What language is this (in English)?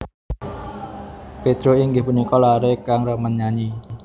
Javanese